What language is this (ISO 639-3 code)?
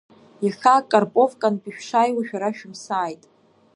abk